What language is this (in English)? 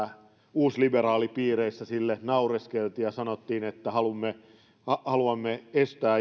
Finnish